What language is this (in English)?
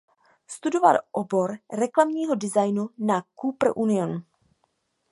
Czech